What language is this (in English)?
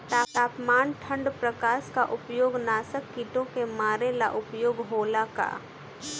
Bhojpuri